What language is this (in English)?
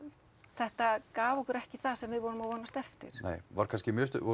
Icelandic